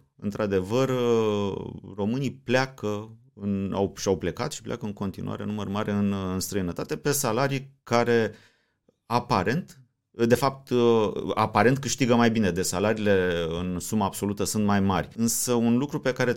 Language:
Romanian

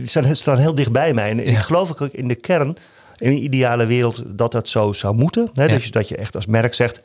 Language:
Dutch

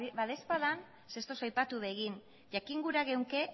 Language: Basque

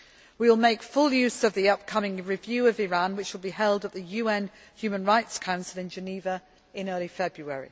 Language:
English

